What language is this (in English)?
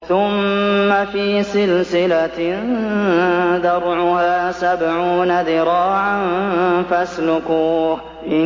Arabic